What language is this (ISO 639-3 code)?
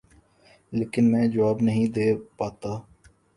urd